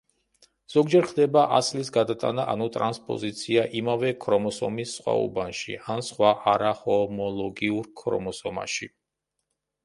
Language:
Georgian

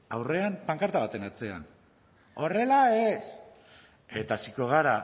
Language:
Basque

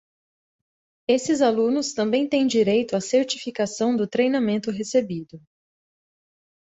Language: Portuguese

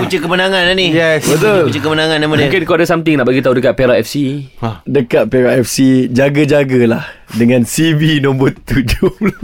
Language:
Malay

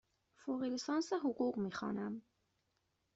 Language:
Persian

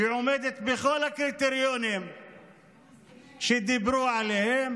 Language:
Hebrew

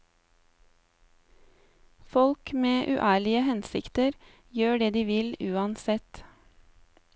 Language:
Norwegian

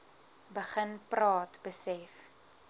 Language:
Afrikaans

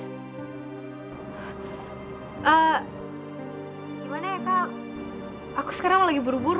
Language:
Indonesian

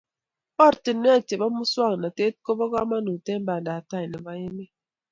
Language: Kalenjin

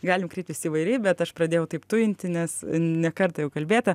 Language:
Lithuanian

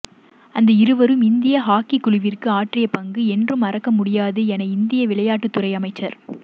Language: Tamil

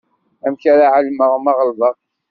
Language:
Kabyle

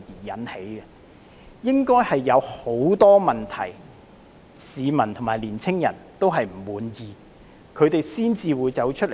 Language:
Cantonese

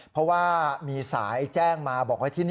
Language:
Thai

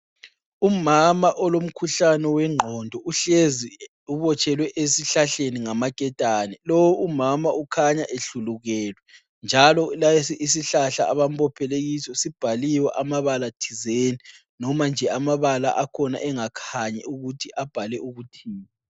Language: North Ndebele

